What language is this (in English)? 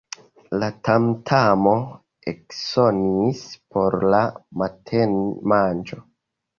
Esperanto